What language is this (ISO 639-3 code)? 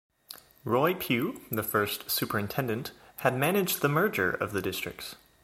eng